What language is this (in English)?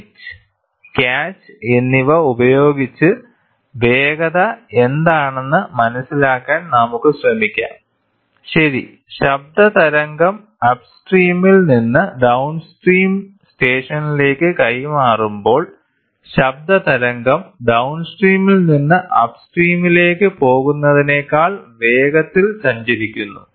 Malayalam